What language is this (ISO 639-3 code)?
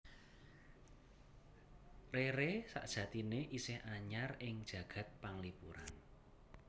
jav